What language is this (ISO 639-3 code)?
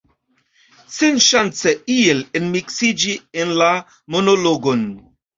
epo